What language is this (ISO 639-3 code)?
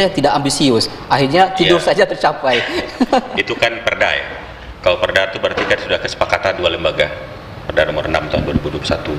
ind